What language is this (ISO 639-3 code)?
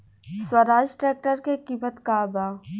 bho